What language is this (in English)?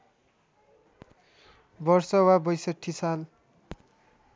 Nepali